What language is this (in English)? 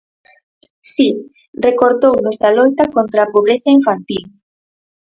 Galician